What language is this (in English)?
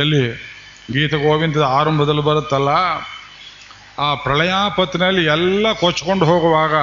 Kannada